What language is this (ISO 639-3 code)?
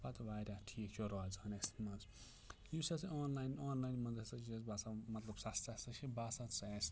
kas